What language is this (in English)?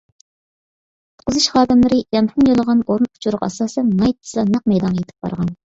Uyghur